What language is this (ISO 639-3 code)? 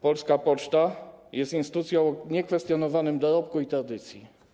pol